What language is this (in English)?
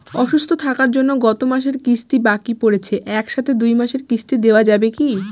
Bangla